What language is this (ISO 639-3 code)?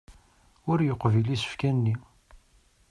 kab